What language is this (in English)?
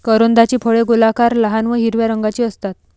Marathi